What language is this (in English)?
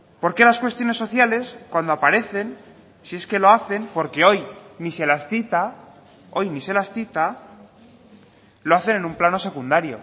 Spanish